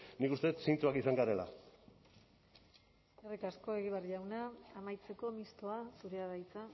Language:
Basque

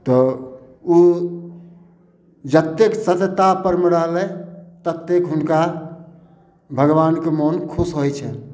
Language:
Maithili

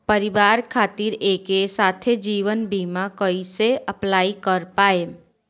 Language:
Bhojpuri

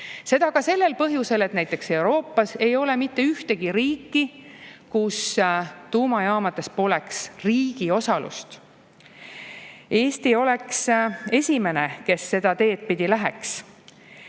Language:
Estonian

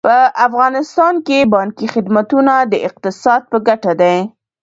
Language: Pashto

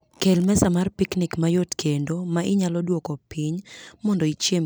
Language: Luo (Kenya and Tanzania)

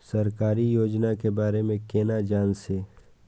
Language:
Maithili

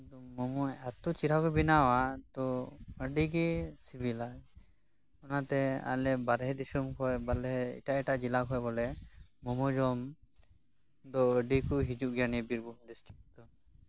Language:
Santali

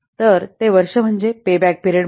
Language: Marathi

